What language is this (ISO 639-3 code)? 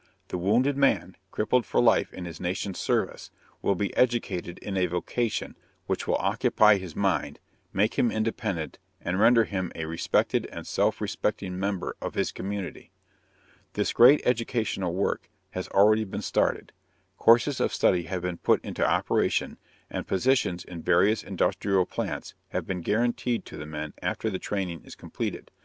eng